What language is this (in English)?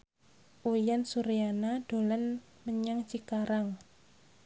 Javanese